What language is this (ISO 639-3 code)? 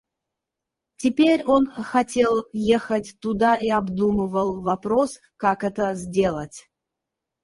rus